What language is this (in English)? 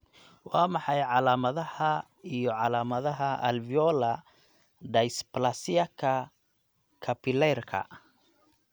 Somali